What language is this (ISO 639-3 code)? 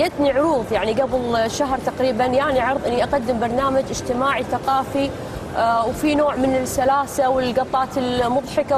ara